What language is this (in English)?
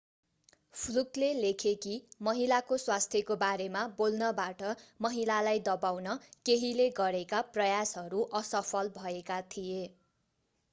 Nepali